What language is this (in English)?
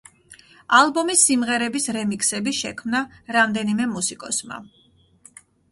Georgian